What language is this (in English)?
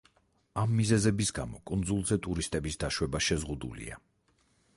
Georgian